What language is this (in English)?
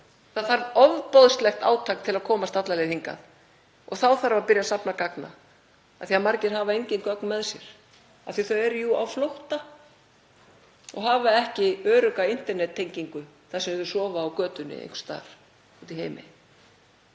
Icelandic